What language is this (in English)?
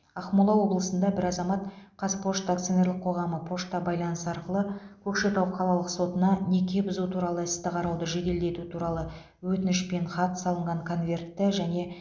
Kazakh